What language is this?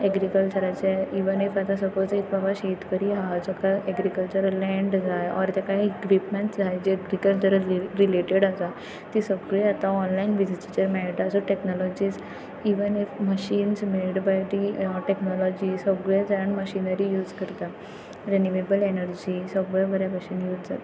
Konkani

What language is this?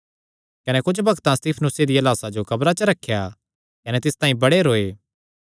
Kangri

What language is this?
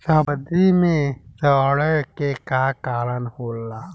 Bhojpuri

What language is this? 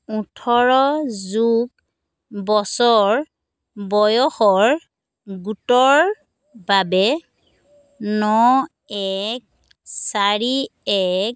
Assamese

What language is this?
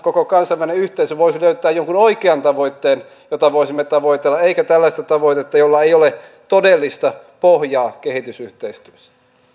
Finnish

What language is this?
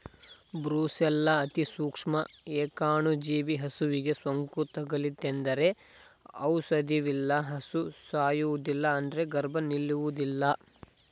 Kannada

